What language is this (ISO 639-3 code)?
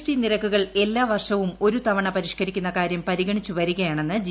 mal